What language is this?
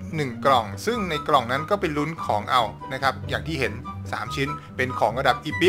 Thai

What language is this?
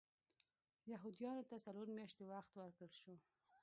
Pashto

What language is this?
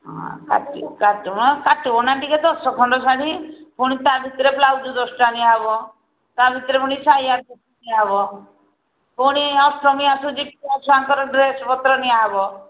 Odia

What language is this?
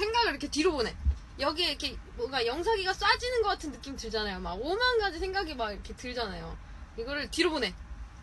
Korean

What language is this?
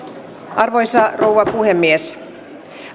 Finnish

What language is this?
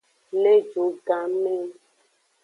Aja (Benin)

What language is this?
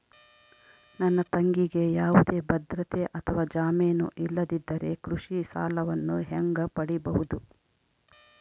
Kannada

